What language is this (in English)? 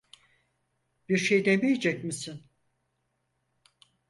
Turkish